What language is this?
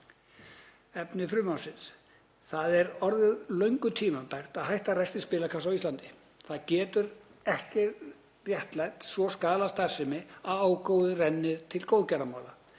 Icelandic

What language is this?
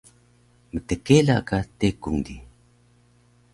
Taroko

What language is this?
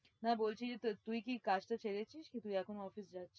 Bangla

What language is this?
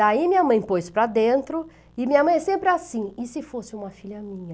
Portuguese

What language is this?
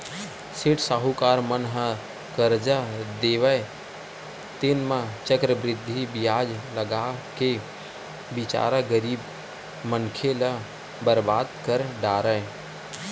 Chhattisgarhi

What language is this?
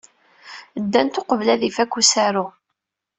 Kabyle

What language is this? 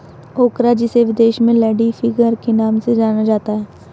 Hindi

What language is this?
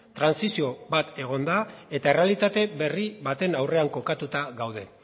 Basque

